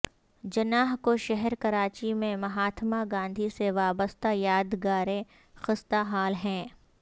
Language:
Urdu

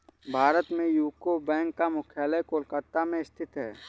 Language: Hindi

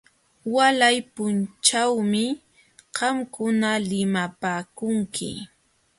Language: Jauja Wanca Quechua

